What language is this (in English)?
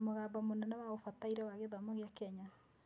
Kikuyu